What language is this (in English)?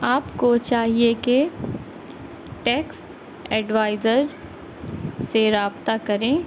Urdu